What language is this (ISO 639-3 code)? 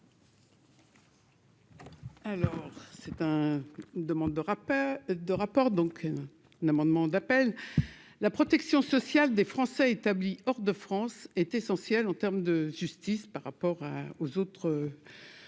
fra